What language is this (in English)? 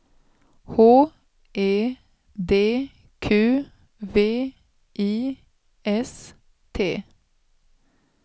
Swedish